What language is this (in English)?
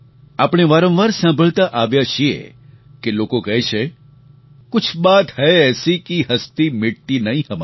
Gujarati